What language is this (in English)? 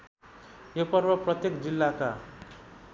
Nepali